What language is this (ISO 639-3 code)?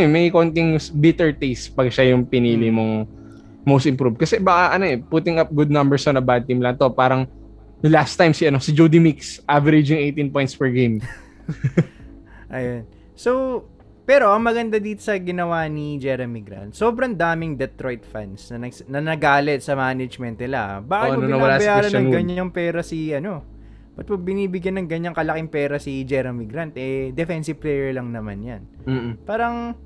fil